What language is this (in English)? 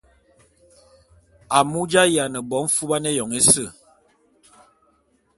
Bulu